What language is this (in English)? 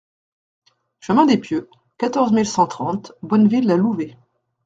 French